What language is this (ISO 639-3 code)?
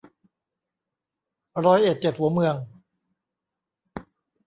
tha